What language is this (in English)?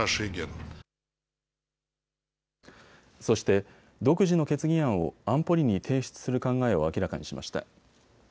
Japanese